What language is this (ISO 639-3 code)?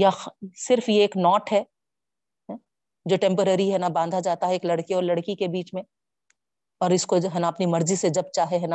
urd